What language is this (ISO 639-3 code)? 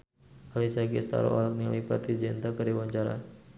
sun